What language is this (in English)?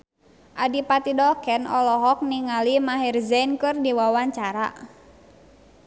Sundanese